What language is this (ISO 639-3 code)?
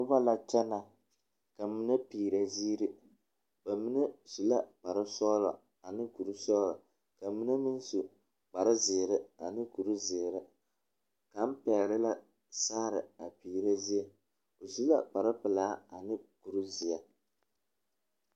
dga